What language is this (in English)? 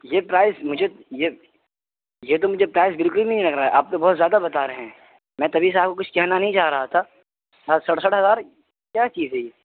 Urdu